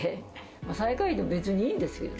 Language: Japanese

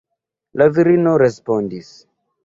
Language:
Esperanto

